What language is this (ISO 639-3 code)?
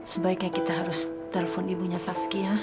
ind